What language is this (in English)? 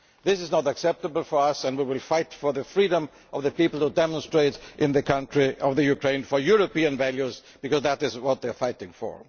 English